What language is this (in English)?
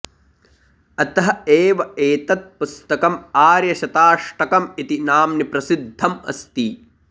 Sanskrit